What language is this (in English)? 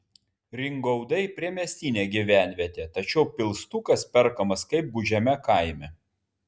Lithuanian